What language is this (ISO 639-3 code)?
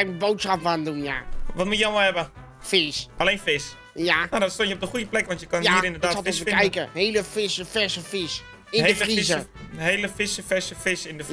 nld